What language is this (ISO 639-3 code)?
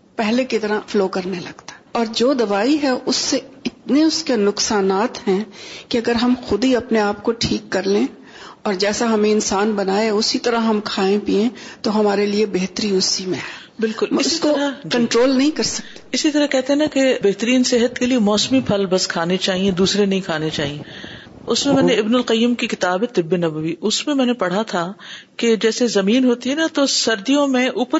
urd